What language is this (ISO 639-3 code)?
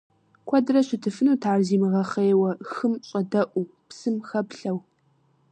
kbd